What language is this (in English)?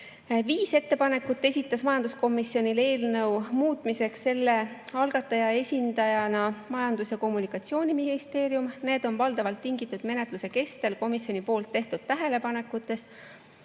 Estonian